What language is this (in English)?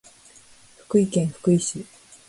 Japanese